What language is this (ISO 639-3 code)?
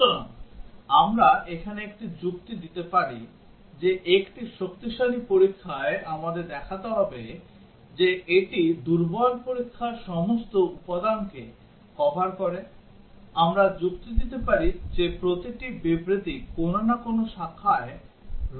ben